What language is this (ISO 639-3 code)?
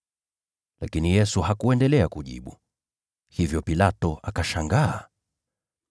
swa